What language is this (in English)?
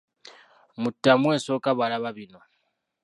Ganda